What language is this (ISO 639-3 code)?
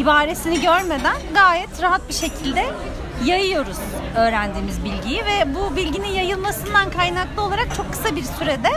tur